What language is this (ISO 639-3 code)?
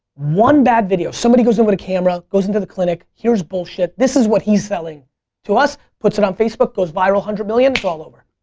eng